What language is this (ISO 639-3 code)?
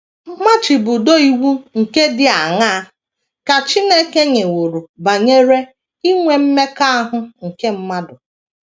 ibo